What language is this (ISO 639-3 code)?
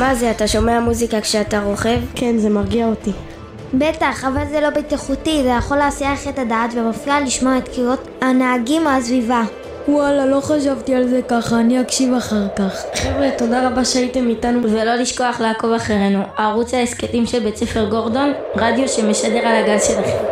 heb